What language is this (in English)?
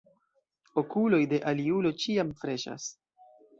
Esperanto